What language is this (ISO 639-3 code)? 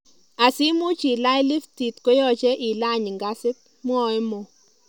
kln